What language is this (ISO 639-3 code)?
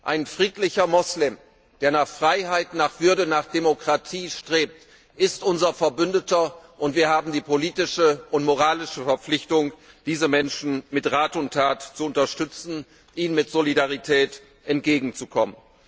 deu